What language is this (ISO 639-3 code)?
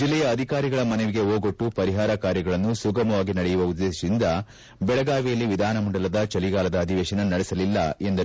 kan